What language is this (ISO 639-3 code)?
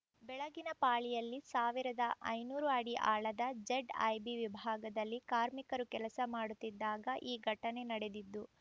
kan